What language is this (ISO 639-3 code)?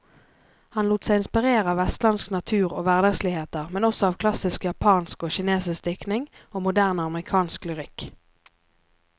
nor